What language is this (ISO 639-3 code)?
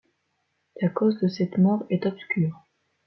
fra